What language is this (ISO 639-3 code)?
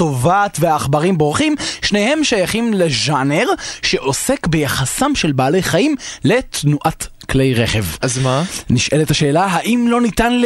heb